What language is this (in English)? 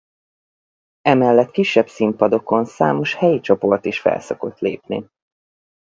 Hungarian